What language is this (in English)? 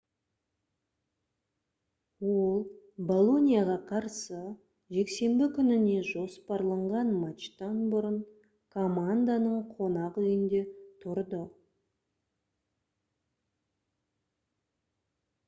Kazakh